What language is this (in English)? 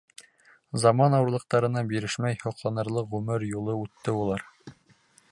Bashkir